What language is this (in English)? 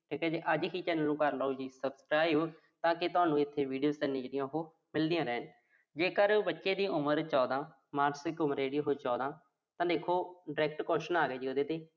Punjabi